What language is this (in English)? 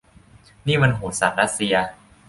Thai